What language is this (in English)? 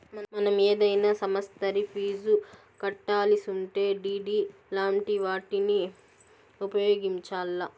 Telugu